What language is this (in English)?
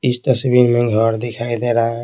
Hindi